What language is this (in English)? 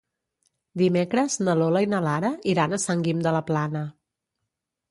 Catalan